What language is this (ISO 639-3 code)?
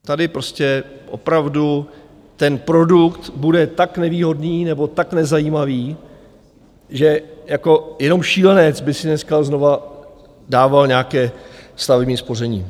ces